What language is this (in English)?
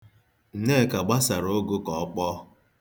Igbo